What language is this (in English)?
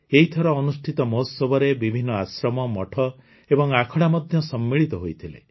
Odia